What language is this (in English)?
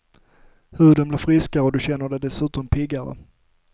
Swedish